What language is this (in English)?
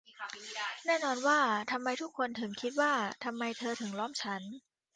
Thai